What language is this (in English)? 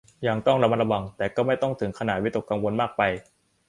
Thai